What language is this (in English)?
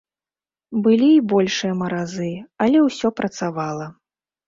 Belarusian